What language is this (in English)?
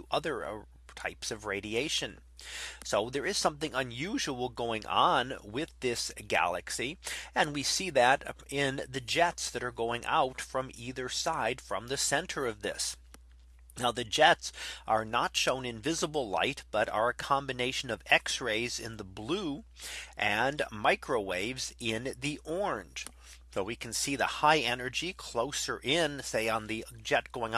English